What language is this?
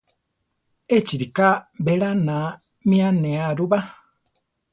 Central Tarahumara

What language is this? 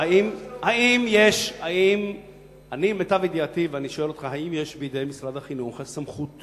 Hebrew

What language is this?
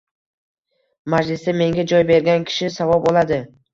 Uzbek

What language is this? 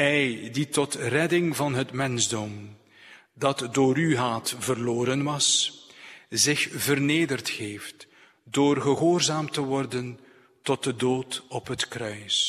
Dutch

